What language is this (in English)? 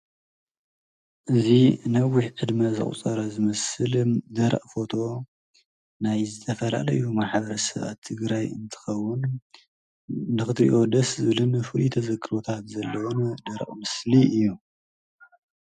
Tigrinya